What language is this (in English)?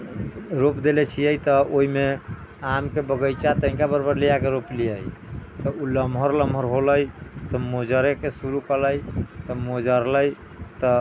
Maithili